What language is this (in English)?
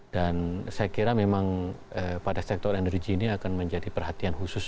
Indonesian